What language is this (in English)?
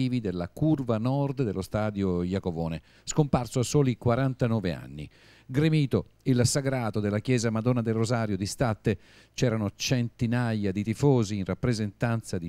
Italian